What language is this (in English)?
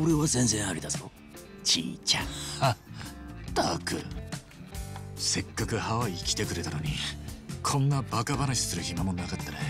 Japanese